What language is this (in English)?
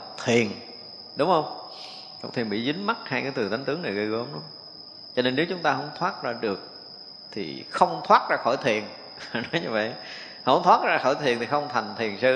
Vietnamese